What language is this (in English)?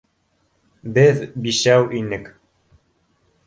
Bashkir